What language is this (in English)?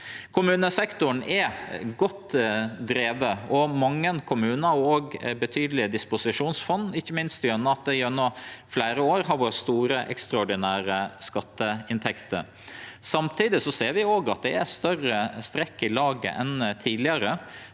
Norwegian